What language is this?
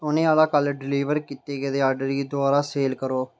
Dogri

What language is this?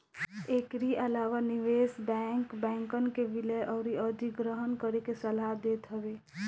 Bhojpuri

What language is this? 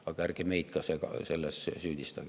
Estonian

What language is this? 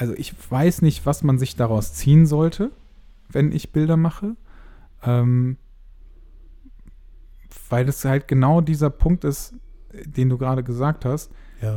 German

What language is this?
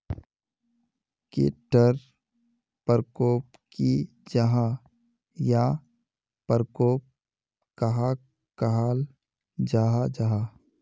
Magahi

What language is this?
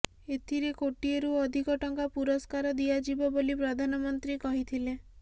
Odia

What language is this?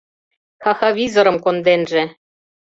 Mari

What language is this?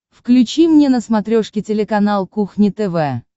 Russian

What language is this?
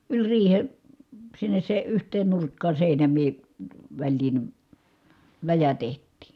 Finnish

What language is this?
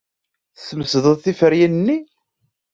Kabyle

